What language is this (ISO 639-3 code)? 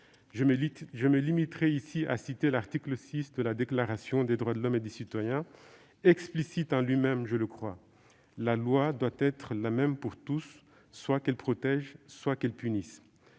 fra